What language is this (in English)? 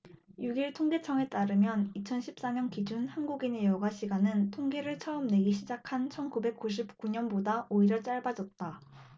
Korean